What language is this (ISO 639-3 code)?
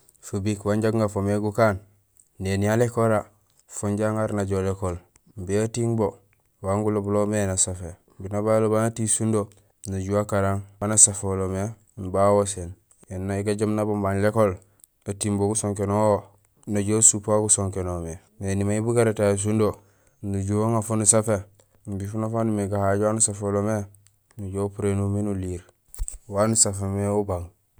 gsl